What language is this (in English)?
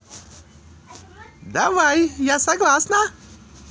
Russian